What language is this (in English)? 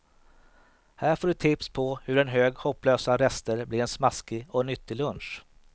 Swedish